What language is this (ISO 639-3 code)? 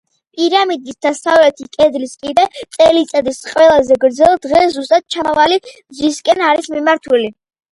kat